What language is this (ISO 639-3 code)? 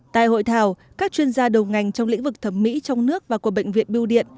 vie